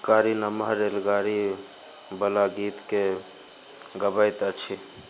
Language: Maithili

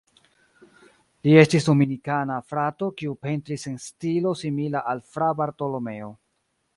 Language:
Esperanto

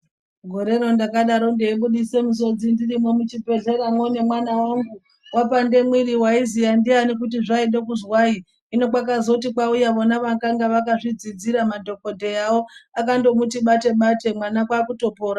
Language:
Ndau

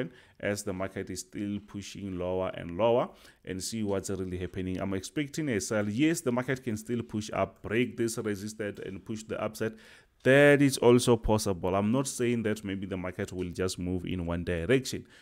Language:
English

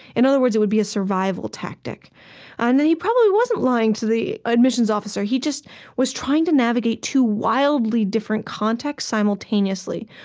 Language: English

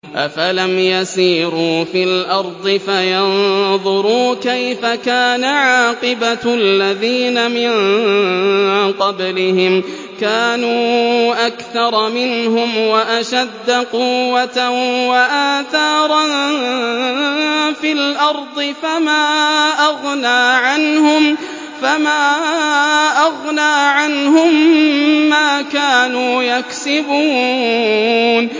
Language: Arabic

